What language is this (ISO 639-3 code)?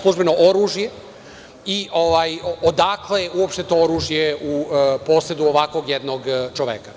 srp